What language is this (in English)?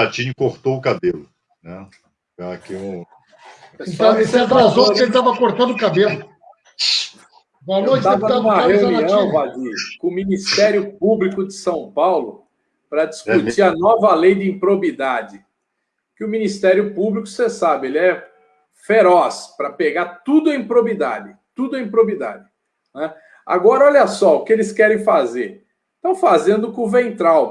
Portuguese